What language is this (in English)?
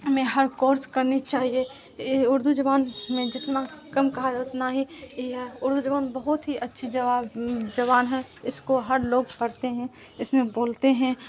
Urdu